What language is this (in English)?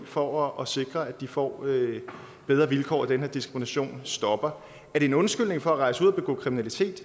Danish